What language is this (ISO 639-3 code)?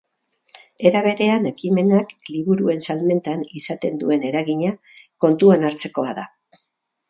eus